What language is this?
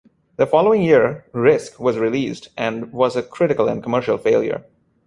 English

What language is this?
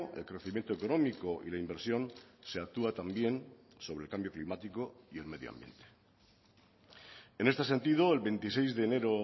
Spanish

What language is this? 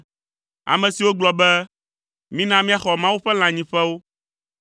Ewe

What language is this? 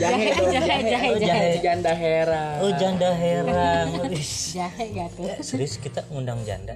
Indonesian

